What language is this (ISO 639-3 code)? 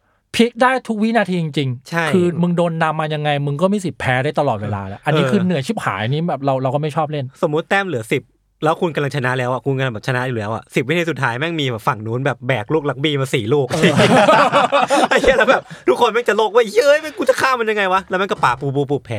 tha